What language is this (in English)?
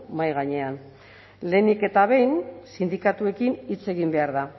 Basque